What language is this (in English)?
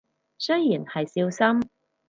Cantonese